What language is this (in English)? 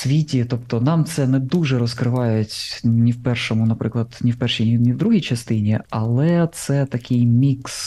Ukrainian